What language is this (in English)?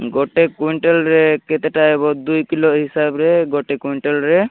Odia